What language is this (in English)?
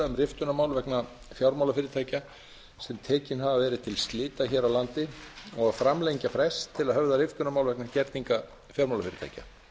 Icelandic